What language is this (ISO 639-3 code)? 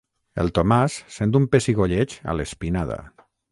cat